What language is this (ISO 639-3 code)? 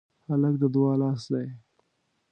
pus